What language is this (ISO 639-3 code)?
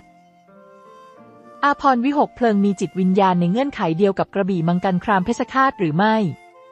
tha